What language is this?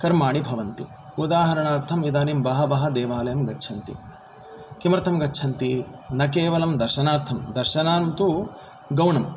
Sanskrit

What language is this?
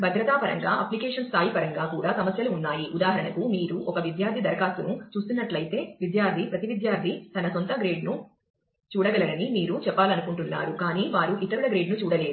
Telugu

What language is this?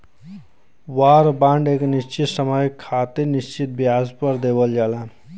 Bhojpuri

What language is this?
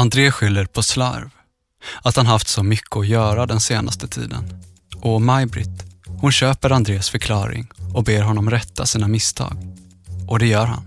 Swedish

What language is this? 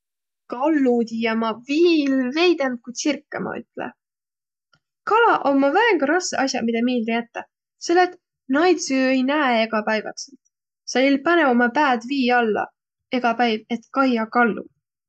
Võro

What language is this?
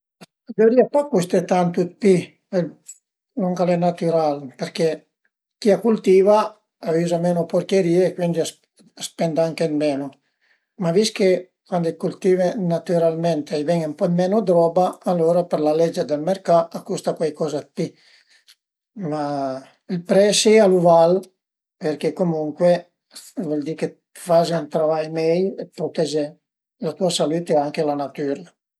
Piedmontese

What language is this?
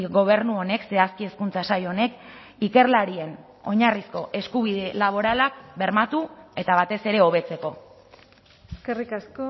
Basque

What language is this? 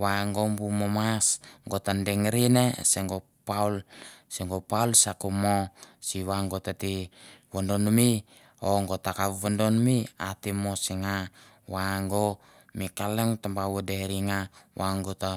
Mandara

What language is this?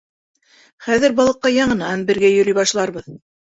Bashkir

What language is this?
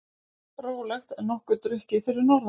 Icelandic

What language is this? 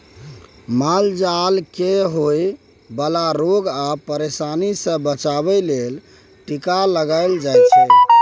Maithili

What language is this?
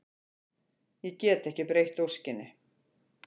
Icelandic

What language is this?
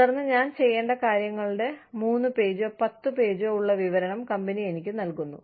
Malayalam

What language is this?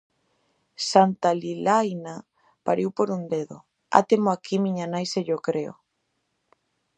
Galician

